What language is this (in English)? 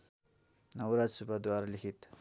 Nepali